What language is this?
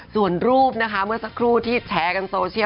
Thai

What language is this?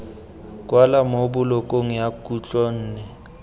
Tswana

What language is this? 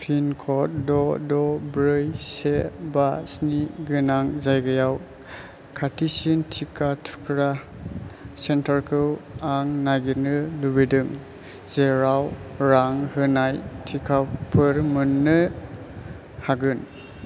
Bodo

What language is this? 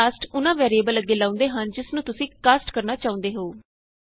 Punjabi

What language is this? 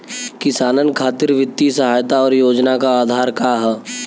Bhojpuri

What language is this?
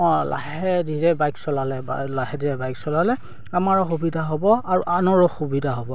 Assamese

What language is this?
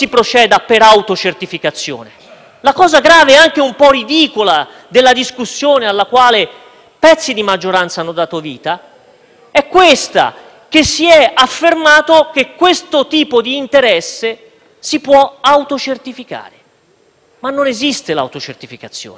Italian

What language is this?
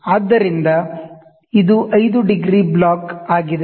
Kannada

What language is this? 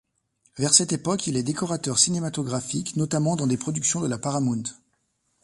French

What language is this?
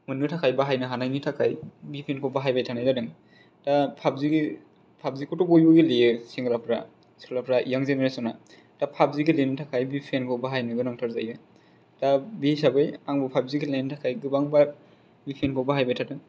Bodo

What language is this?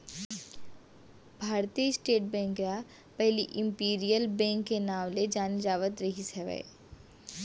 Chhattisgarhi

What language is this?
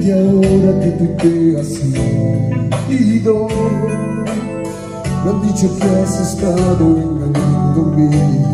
Romanian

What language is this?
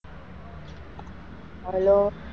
Gujarati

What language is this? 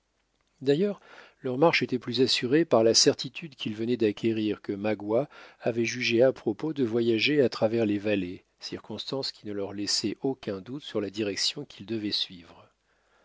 French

